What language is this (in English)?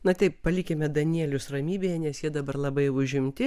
Lithuanian